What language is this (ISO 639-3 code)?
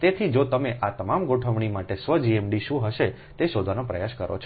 guj